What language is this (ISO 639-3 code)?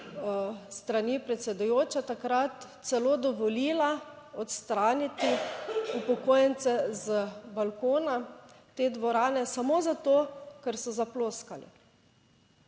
slv